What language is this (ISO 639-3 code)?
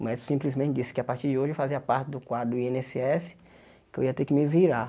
por